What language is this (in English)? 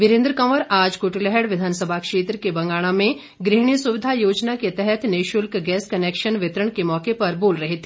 Hindi